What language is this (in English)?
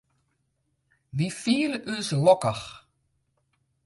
Western Frisian